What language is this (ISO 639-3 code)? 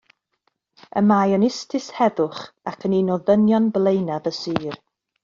cym